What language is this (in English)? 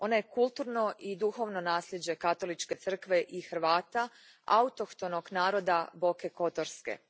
Croatian